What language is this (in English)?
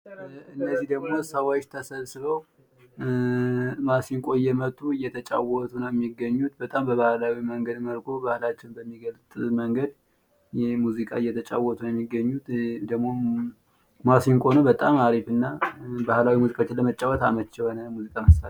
Amharic